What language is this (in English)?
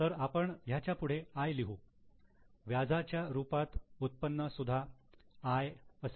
Marathi